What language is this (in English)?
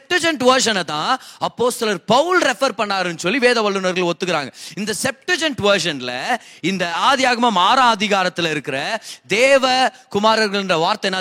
Tamil